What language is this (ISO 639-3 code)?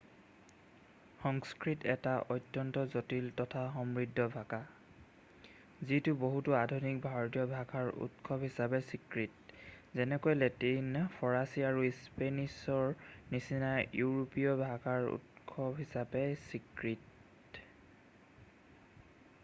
asm